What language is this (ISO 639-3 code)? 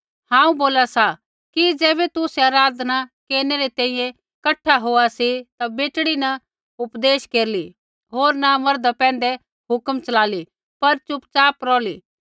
kfx